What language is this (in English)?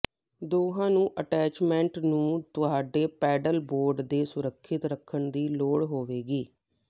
Punjabi